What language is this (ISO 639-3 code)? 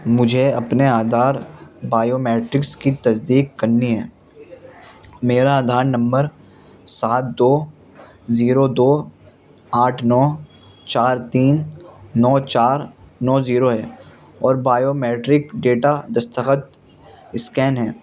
urd